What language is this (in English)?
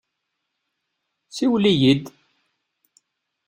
Kabyle